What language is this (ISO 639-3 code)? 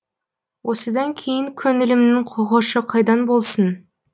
kaz